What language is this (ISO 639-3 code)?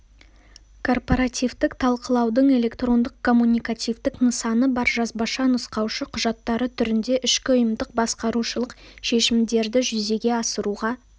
kaz